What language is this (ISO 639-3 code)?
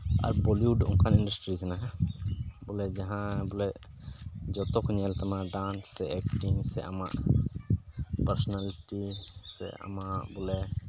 sat